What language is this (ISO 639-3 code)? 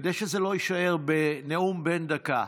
heb